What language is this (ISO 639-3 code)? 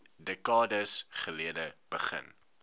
afr